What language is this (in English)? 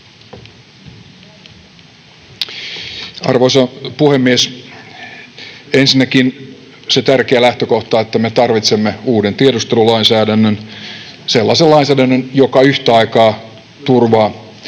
Finnish